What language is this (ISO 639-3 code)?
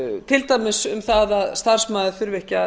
isl